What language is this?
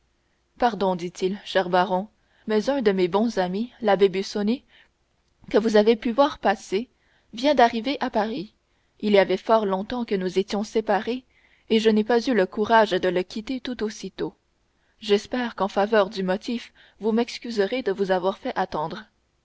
French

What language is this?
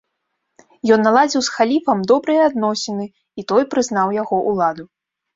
Belarusian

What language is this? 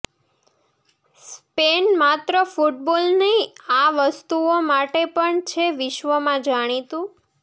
Gujarati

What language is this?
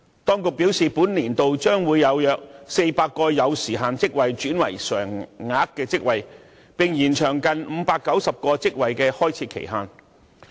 Cantonese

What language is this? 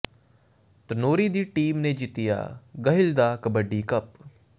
Punjabi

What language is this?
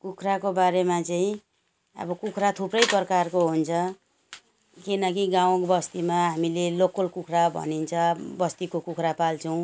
Nepali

